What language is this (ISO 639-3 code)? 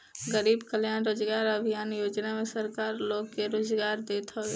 bho